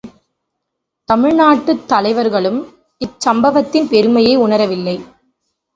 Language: Tamil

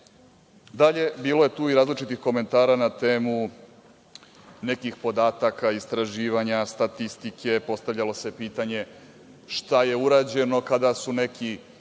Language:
Serbian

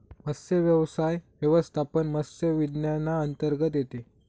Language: Marathi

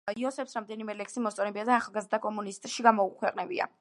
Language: Georgian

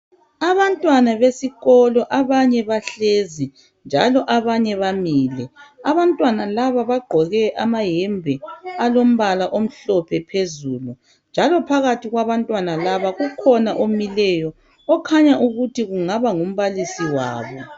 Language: North Ndebele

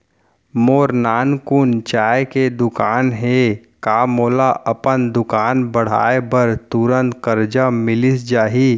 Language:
Chhattisgarhi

